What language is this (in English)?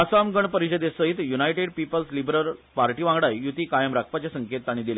Konkani